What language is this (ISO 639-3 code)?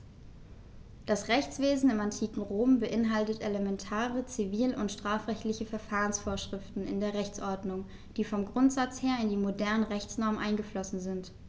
deu